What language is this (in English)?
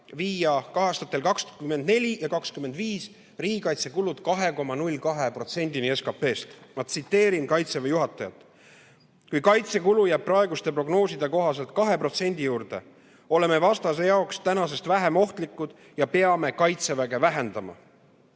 Estonian